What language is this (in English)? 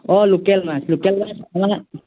Assamese